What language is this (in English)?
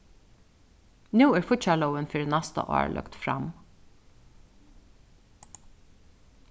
Faroese